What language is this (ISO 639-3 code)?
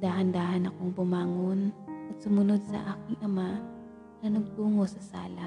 fil